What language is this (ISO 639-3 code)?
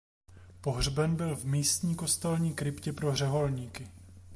ces